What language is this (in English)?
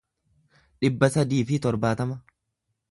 Oromo